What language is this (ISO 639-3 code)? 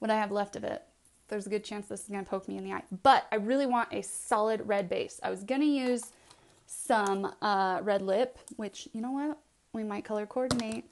eng